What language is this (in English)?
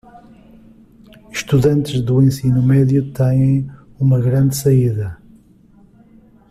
Portuguese